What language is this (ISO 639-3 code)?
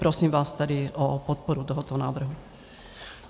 ces